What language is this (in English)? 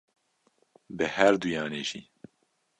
Kurdish